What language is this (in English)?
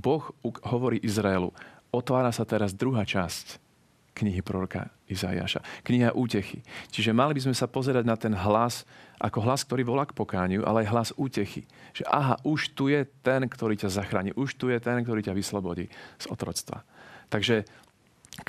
Slovak